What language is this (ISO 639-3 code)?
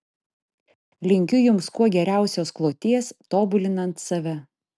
lit